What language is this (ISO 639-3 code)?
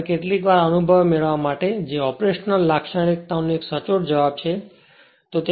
guj